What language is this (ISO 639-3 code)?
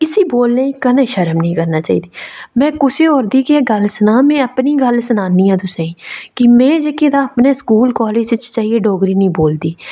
doi